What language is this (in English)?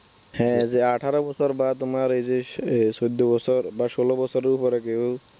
Bangla